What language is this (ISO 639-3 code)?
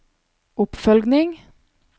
nor